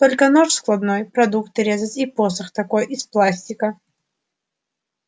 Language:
Russian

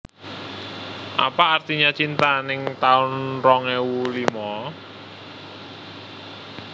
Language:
Javanese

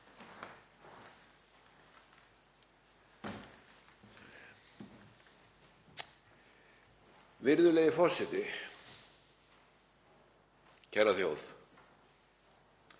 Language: Icelandic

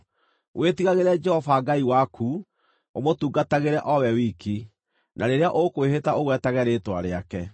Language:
Kikuyu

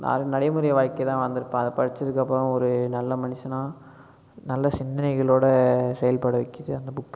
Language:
Tamil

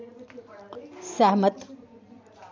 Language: Dogri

